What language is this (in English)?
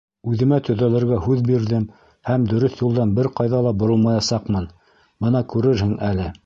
Bashkir